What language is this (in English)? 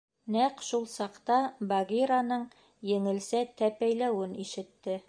Bashkir